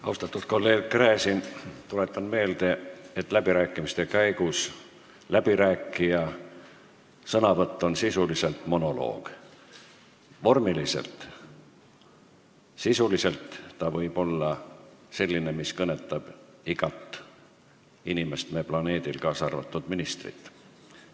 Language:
Estonian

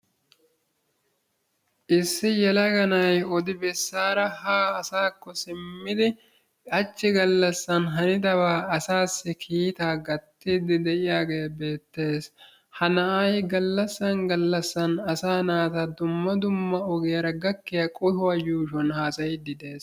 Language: Wolaytta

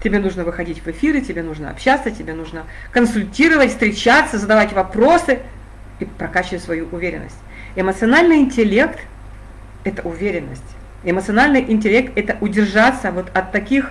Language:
Russian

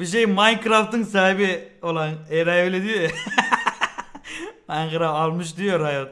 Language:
Turkish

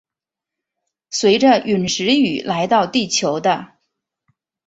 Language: Chinese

